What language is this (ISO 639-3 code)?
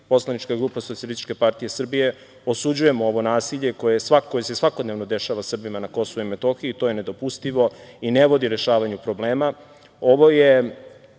srp